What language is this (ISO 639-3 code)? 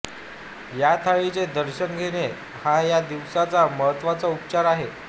mar